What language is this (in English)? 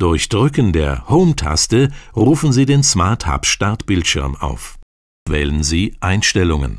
German